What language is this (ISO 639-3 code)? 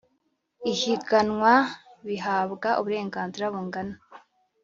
kin